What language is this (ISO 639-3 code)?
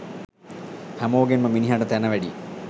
sin